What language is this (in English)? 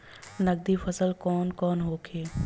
Bhojpuri